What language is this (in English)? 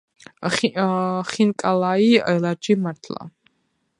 Georgian